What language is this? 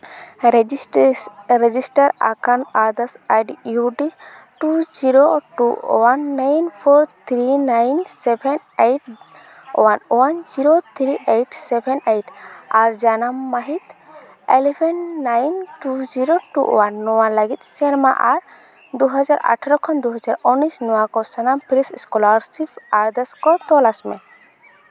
Santali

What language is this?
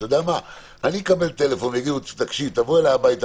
Hebrew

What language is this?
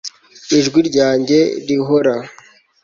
Kinyarwanda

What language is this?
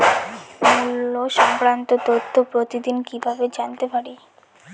Bangla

